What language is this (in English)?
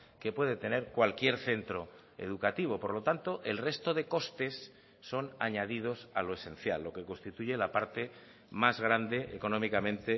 Spanish